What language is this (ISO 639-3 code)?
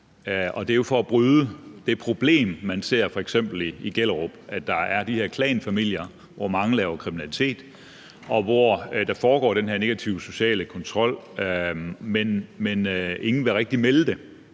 dan